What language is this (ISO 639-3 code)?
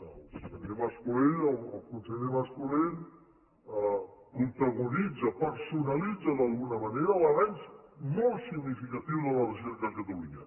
cat